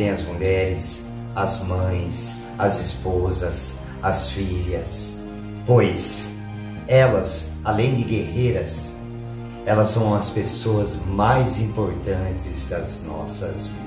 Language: Portuguese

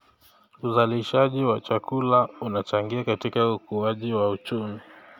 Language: Kalenjin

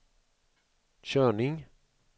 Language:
Swedish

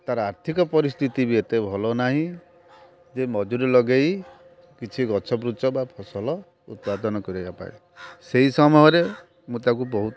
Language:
Odia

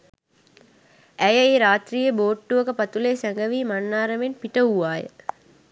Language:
Sinhala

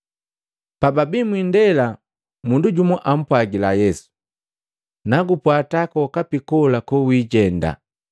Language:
Matengo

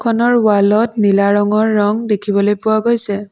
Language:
Assamese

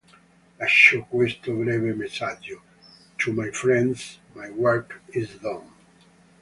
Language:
Italian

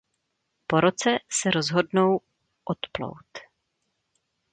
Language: Czech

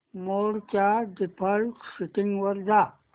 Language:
Marathi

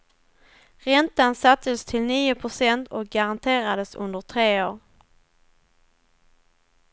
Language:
Swedish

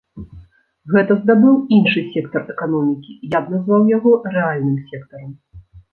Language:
Belarusian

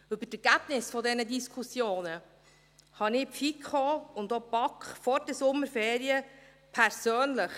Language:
Swiss German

